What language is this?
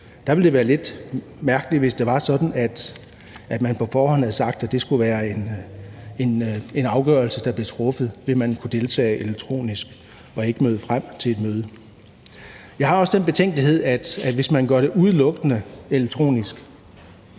Danish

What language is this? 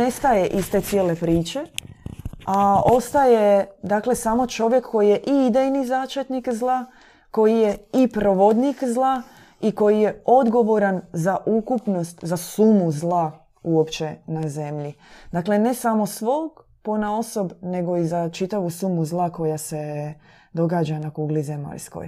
Croatian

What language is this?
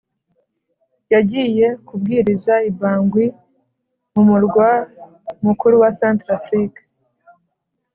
Kinyarwanda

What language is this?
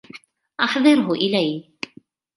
Arabic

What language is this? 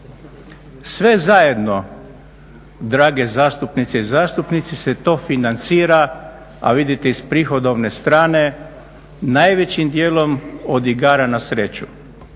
Croatian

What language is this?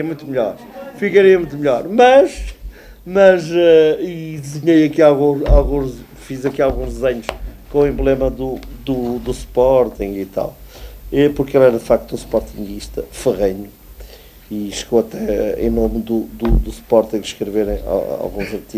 Portuguese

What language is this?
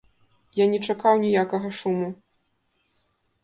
Belarusian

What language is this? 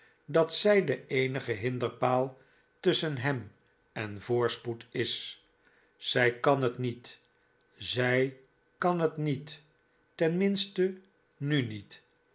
Dutch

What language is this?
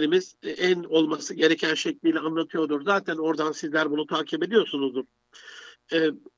Turkish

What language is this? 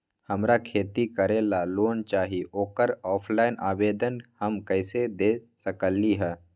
Magahi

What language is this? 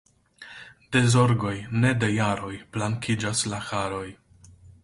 Esperanto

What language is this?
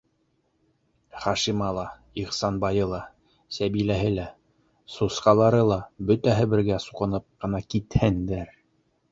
Bashkir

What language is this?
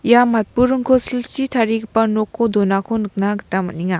Garo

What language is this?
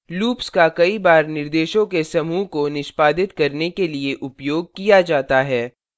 Hindi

